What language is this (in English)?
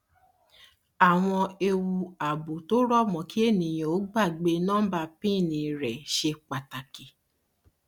Yoruba